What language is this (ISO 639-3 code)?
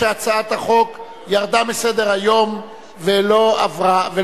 heb